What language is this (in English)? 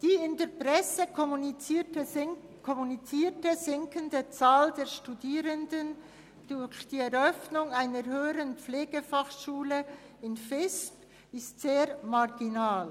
Swiss German